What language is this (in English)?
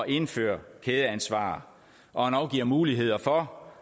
Danish